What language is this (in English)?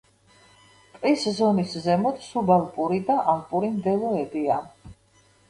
Georgian